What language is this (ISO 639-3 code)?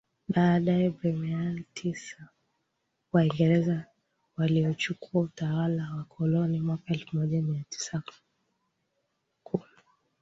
swa